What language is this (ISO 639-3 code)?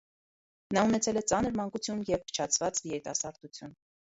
hye